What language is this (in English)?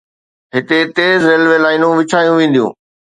Sindhi